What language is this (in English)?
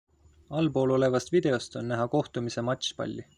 Estonian